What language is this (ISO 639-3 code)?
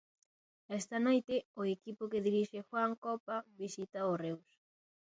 glg